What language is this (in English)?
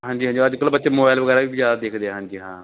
Punjabi